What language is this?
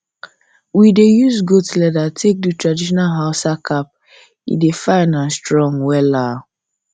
Nigerian Pidgin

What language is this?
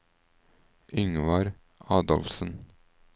Norwegian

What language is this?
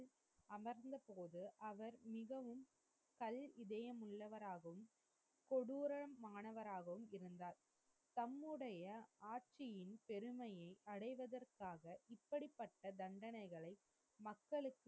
Tamil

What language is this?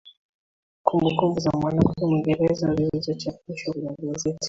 Swahili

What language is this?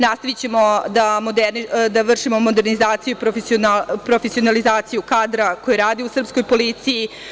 Serbian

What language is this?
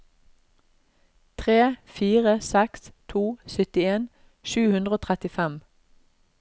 Norwegian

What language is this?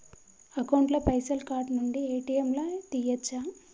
Telugu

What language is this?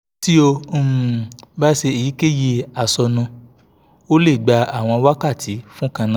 Yoruba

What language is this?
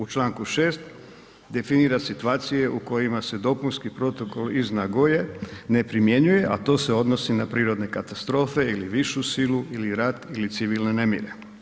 Croatian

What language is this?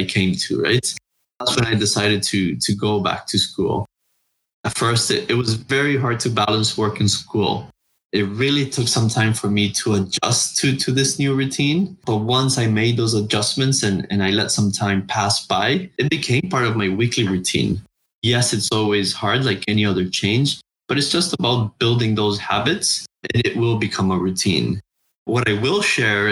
English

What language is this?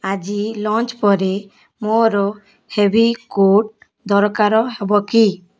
Odia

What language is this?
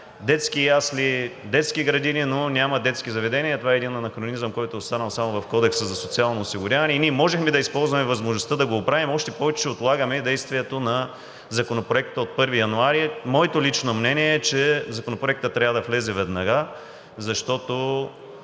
Bulgarian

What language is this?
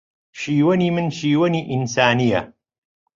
Central Kurdish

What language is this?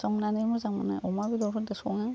Bodo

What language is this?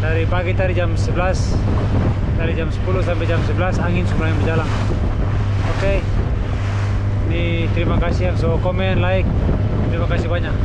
Indonesian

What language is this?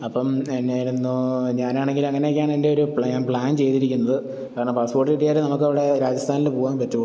Malayalam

